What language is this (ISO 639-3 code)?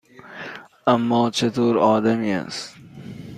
fas